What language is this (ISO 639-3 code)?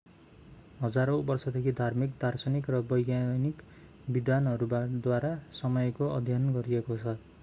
nep